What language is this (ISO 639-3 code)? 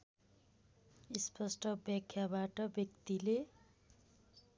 nep